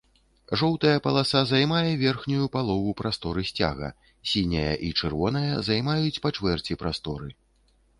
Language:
Belarusian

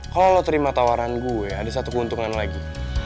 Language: Indonesian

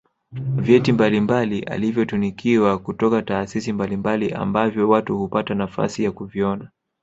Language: Swahili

